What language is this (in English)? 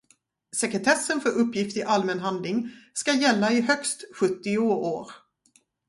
Swedish